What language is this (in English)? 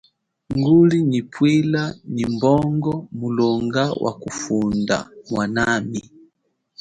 Chokwe